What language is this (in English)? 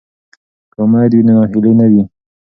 Pashto